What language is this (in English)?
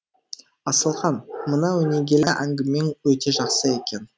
Kazakh